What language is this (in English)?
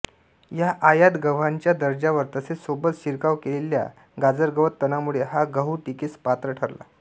Marathi